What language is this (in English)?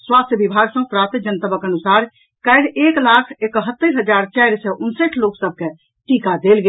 Maithili